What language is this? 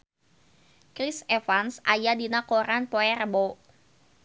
Sundanese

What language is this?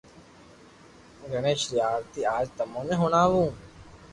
Loarki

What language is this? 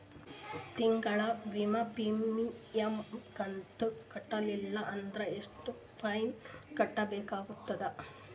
Kannada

